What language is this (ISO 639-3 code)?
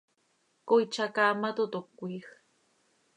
sei